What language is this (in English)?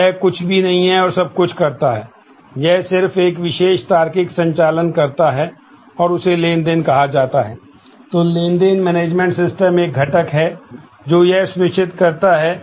Hindi